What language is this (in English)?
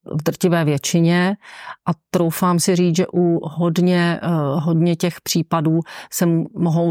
Czech